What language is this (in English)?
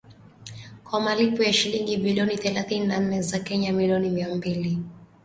Swahili